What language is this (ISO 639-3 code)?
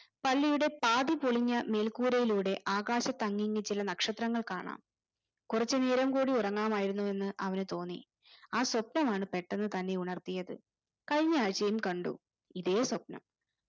mal